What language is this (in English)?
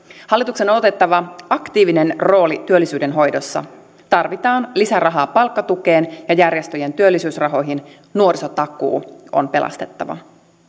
Finnish